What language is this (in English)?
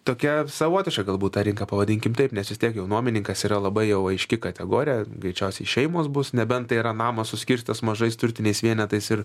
Lithuanian